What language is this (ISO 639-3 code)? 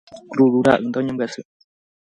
grn